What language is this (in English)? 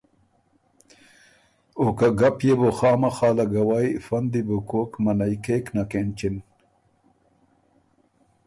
Ormuri